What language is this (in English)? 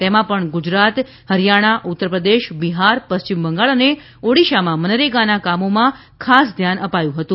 Gujarati